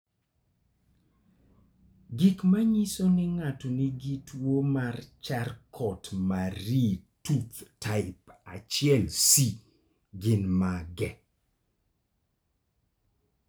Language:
Luo (Kenya and Tanzania)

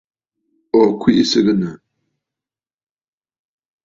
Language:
Bafut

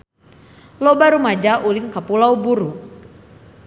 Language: Sundanese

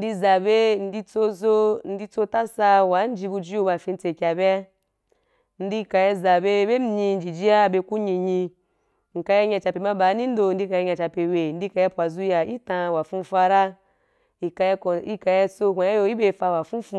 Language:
Wapan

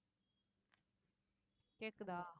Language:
Tamil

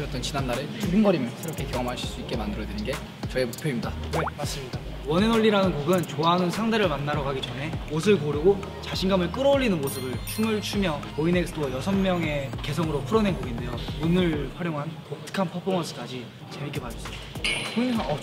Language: Korean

